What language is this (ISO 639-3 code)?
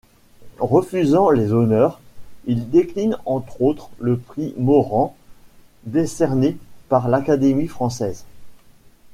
fra